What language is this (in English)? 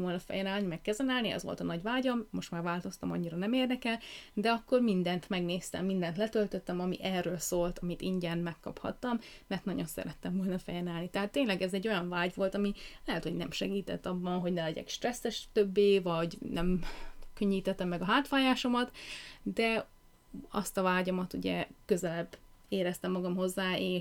Hungarian